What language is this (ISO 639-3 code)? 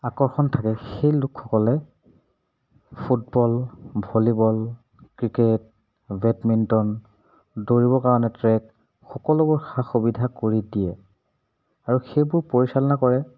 asm